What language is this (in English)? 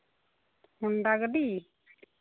Santali